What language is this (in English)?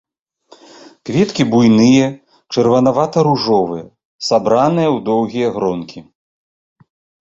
Belarusian